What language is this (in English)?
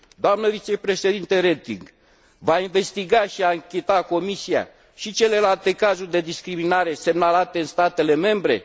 Romanian